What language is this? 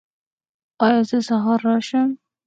Pashto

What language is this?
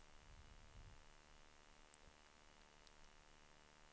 Swedish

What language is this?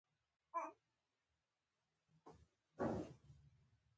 Pashto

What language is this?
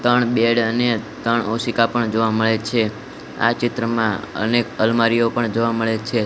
Gujarati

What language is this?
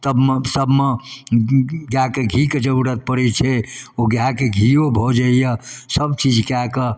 Maithili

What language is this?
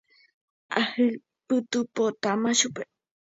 Guarani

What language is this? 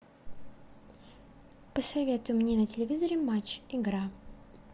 Russian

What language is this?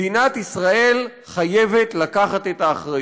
Hebrew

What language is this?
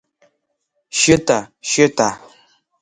Abkhazian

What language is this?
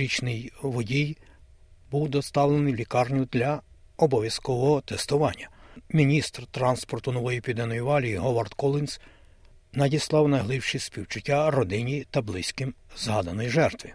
Ukrainian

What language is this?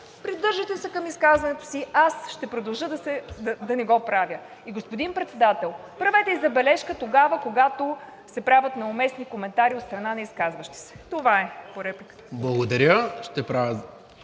Bulgarian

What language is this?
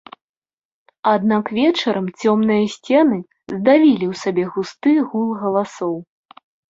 Belarusian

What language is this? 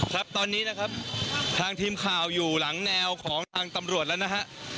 Thai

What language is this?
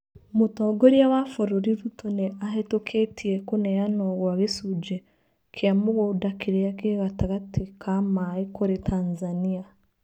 Kikuyu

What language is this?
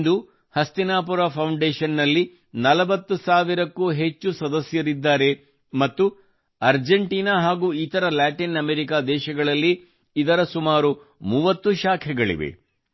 Kannada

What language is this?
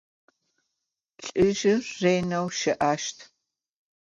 Adyghe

